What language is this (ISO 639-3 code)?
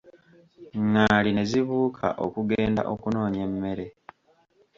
lug